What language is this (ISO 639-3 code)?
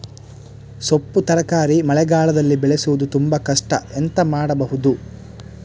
kan